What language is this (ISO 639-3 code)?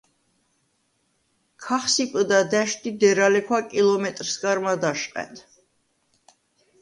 sva